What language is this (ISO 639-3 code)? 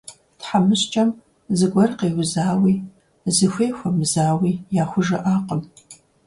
kbd